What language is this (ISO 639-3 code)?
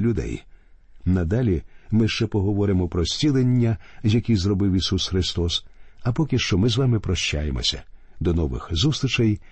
ukr